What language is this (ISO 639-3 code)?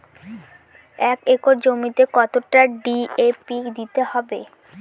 ben